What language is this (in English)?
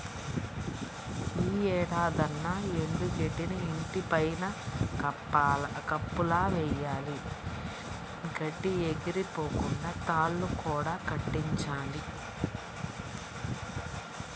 Telugu